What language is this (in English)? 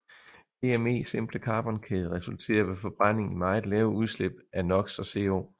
Danish